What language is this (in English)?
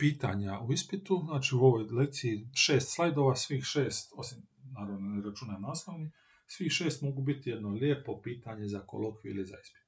Croatian